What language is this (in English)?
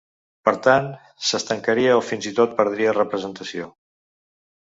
Catalan